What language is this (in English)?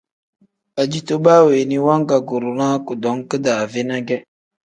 Tem